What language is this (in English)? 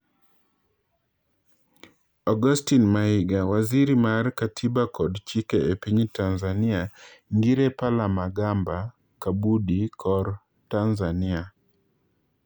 Luo (Kenya and Tanzania)